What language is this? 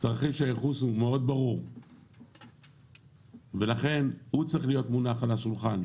Hebrew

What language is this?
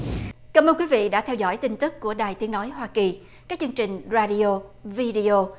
Vietnamese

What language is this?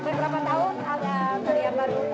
Indonesian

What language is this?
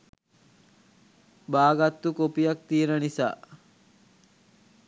Sinhala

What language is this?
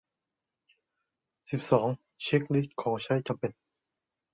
Thai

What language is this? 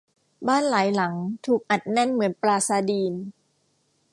Thai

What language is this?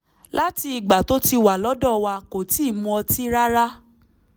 Yoruba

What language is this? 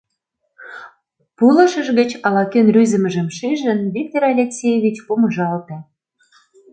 Mari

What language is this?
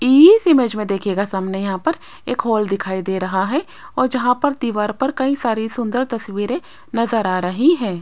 Hindi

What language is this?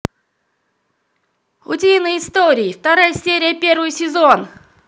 Russian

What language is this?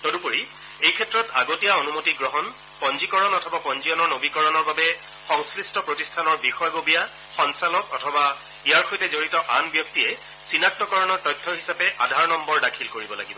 Assamese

